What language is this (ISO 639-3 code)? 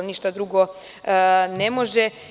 srp